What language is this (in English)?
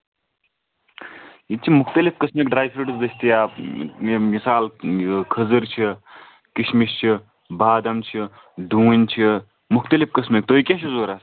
Kashmiri